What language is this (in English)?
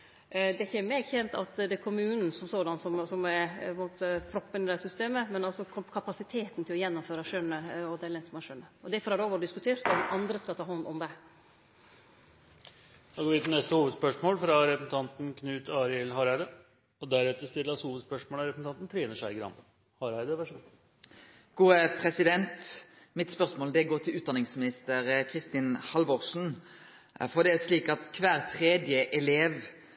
Norwegian